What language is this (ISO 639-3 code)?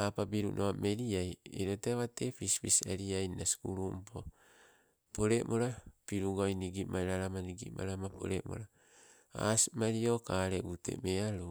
nco